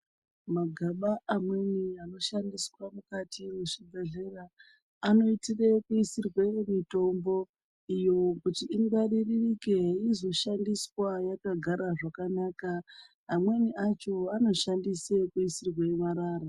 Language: Ndau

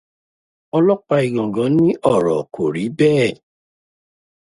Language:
Yoruba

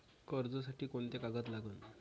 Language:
Marathi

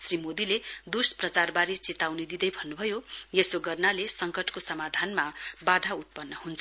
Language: Nepali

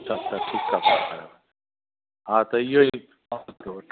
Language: Sindhi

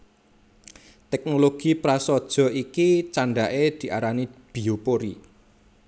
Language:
Javanese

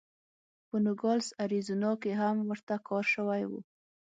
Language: Pashto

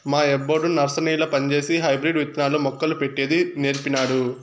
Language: Telugu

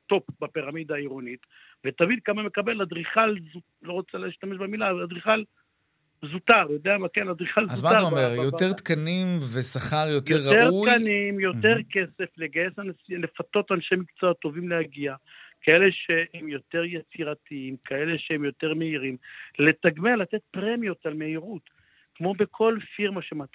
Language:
Hebrew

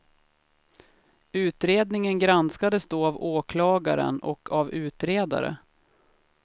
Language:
Swedish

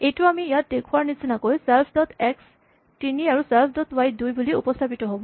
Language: Assamese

